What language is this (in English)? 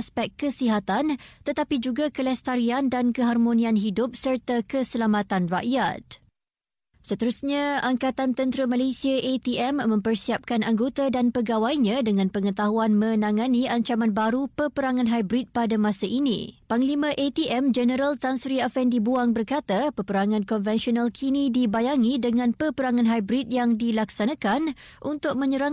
Malay